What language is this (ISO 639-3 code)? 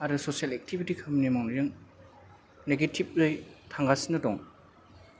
brx